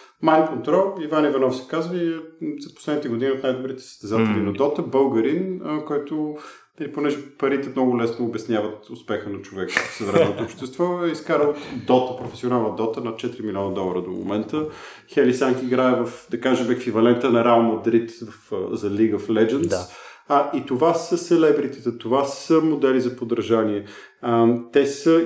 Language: Bulgarian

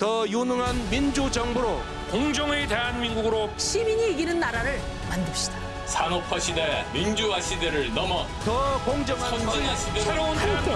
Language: Korean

